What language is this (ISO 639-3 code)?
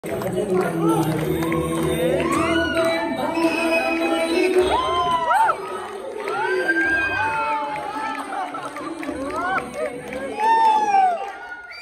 ara